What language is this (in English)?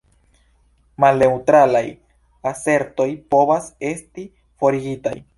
Esperanto